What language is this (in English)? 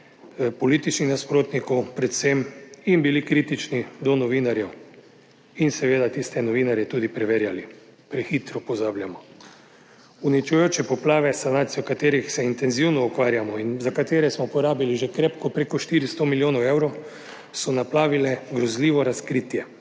Slovenian